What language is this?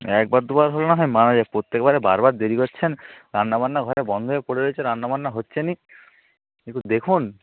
Bangla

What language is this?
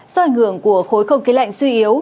Vietnamese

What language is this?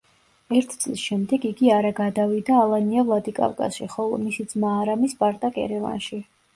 Georgian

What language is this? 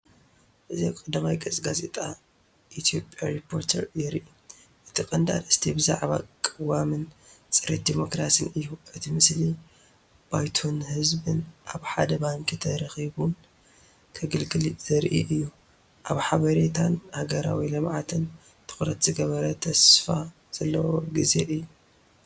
Tigrinya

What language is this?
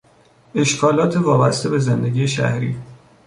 Persian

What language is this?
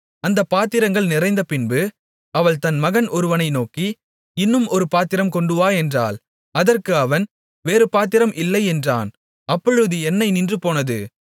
Tamil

